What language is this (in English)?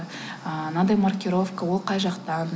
Kazakh